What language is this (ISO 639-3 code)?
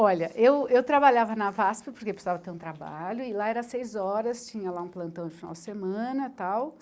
por